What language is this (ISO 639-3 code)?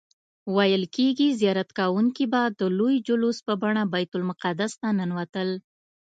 pus